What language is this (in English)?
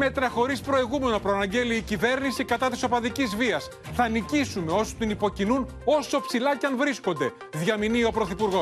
Greek